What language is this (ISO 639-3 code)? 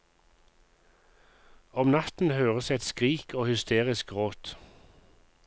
nor